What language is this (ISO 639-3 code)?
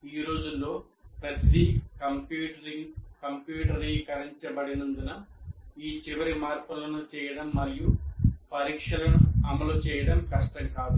tel